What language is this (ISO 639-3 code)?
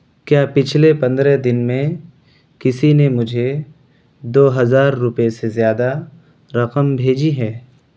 urd